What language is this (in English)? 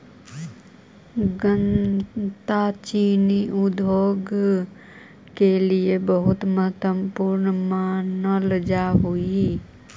Magahi